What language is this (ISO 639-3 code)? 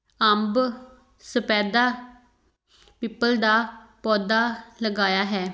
pan